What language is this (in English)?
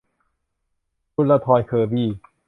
Thai